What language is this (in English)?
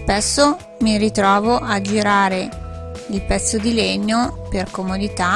Italian